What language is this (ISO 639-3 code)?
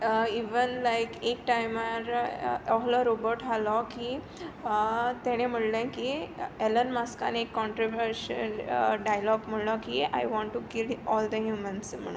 kok